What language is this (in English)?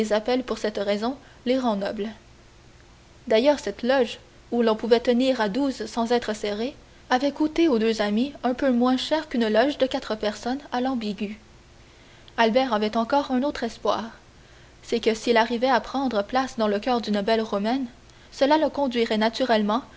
French